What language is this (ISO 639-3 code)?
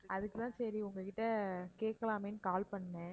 tam